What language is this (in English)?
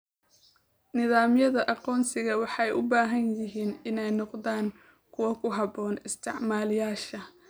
Somali